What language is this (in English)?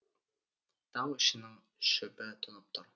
Kazakh